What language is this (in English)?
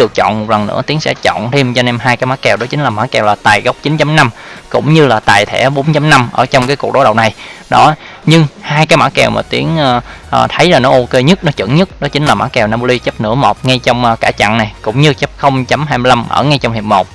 Vietnamese